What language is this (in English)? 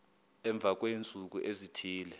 Xhosa